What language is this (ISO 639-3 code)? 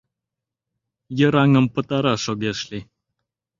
chm